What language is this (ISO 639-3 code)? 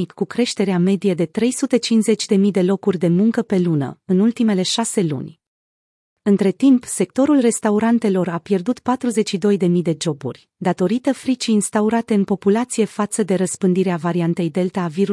ron